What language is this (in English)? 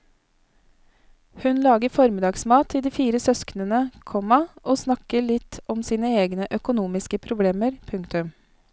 Norwegian